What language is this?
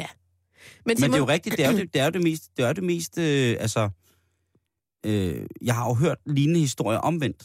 Danish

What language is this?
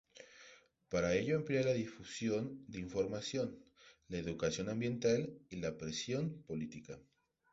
Spanish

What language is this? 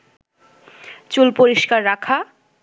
Bangla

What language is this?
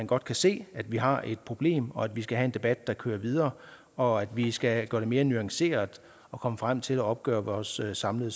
Danish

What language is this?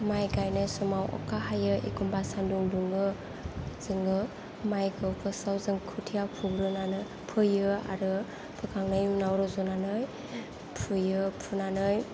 Bodo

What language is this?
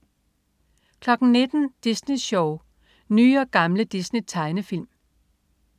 Danish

